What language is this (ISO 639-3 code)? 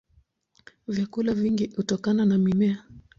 swa